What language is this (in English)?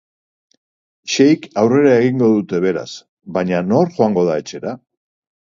Basque